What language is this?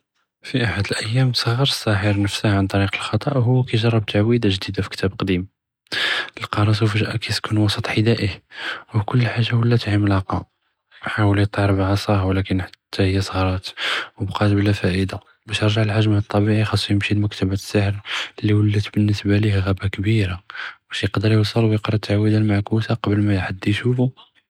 Judeo-Arabic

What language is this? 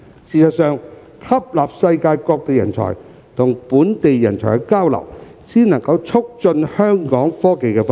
Cantonese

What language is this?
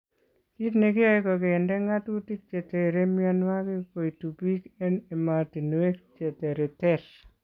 Kalenjin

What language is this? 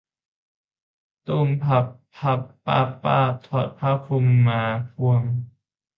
Thai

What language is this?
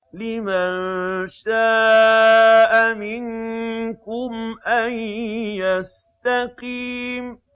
Arabic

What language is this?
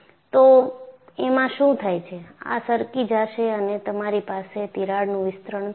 Gujarati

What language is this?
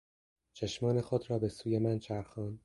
Persian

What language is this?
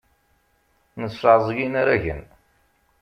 Kabyle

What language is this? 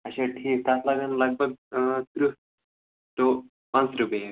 Kashmiri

